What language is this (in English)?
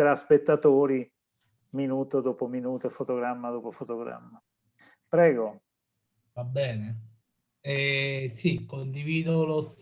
Italian